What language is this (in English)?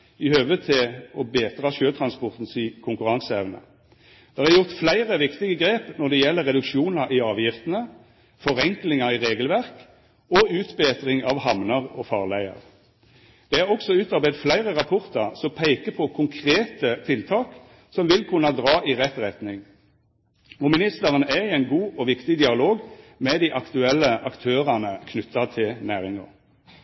Norwegian Nynorsk